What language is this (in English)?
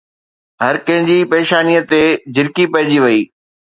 Sindhi